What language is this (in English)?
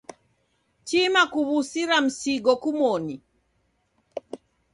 Taita